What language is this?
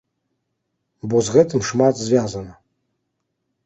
Belarusian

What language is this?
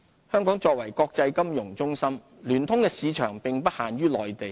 Cantonese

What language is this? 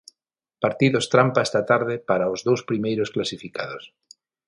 Galician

